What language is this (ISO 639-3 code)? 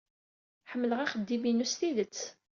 kab